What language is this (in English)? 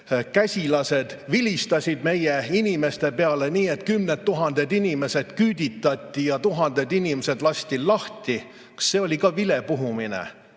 Estonian